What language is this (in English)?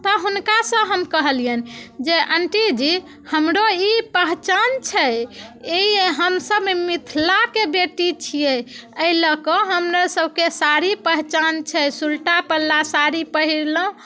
Maithili